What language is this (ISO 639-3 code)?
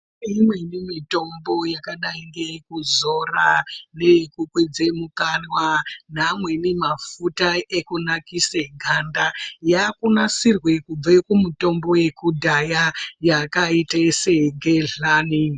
ndc